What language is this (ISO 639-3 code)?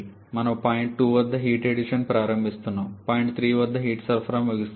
tel